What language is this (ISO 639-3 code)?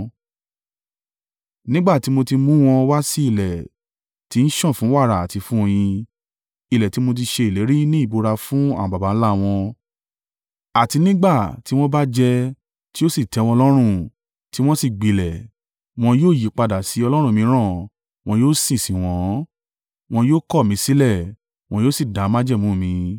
yor